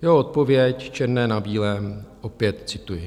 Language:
Czech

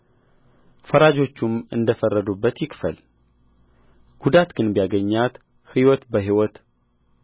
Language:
Amharic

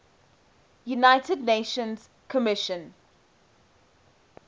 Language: English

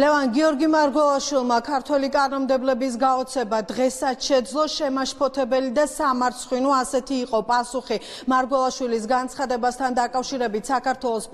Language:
Romanian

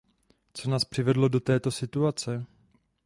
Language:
Czech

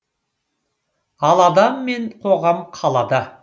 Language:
Kazakh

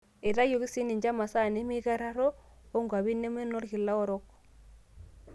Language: Masai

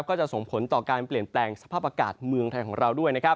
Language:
Thai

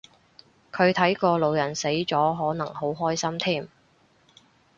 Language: Cantonese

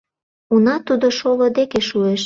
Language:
Mari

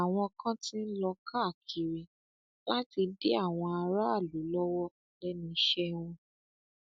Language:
Yoruba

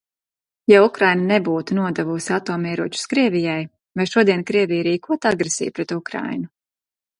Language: Latvian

